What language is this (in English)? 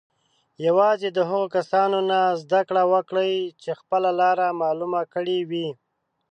Pashto